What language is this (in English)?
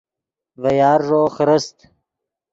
Yidgha